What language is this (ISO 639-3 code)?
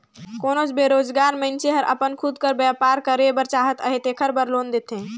hne